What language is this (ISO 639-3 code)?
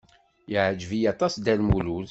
kab